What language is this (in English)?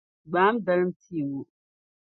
Dagbani